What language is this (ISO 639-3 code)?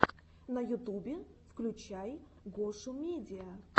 rus